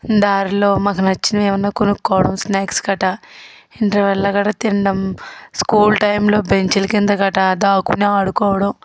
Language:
Telugu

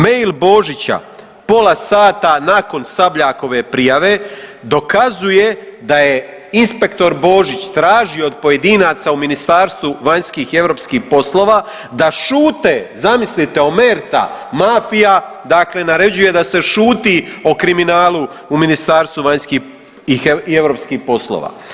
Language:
Croatian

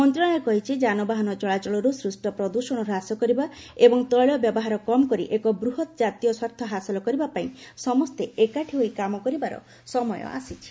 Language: Odia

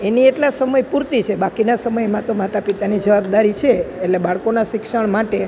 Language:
Gujarati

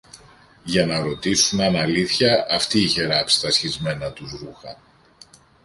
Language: Greek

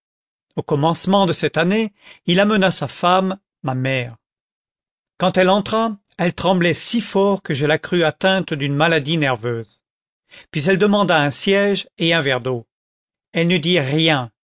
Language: French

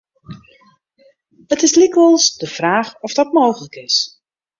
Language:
Western Frisian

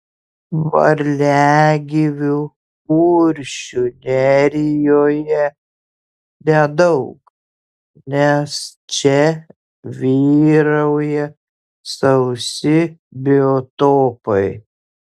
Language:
Lithuanian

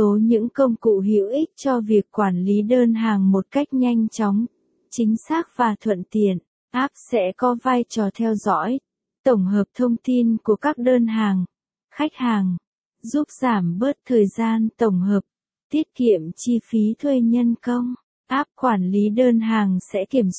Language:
Vietnamese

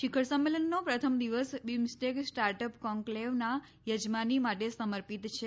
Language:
Gujarati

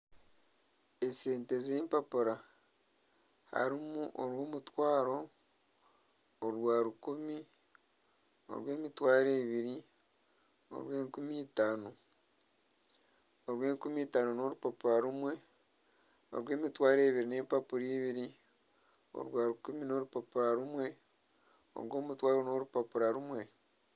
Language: Nyankole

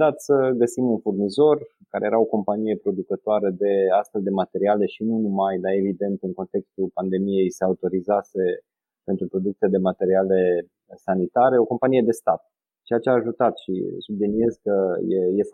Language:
Romanian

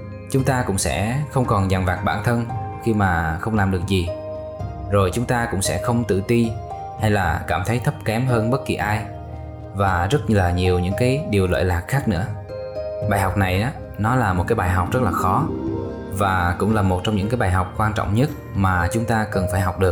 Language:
Vietnamese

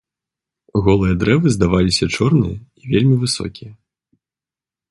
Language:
Belarusian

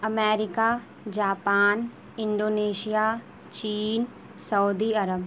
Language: Urdu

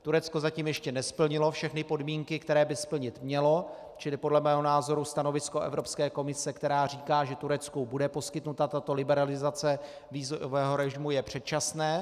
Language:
Czech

